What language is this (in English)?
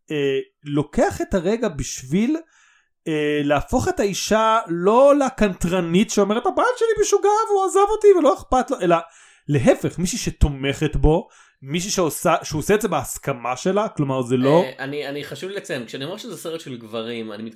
Hebrew